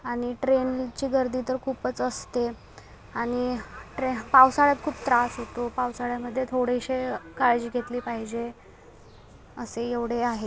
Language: Marathi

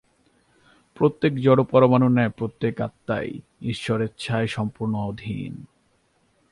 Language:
Bangla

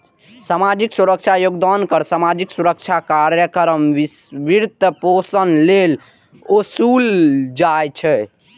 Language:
Maithili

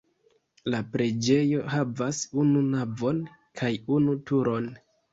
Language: Esperanto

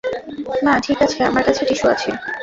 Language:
Bangla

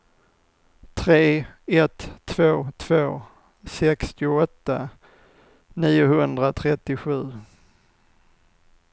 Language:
Swedish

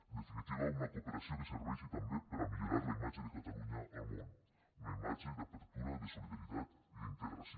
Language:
Catalan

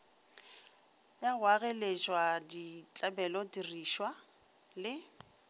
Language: Northern Sotho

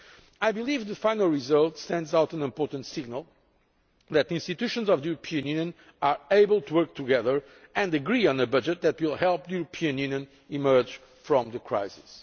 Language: English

